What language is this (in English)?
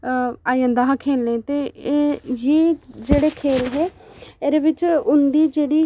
Dogri